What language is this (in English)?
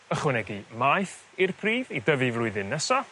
Welsh